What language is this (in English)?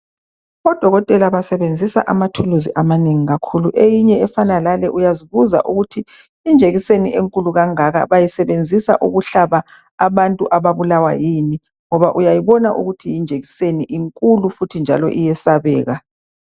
North Ndebele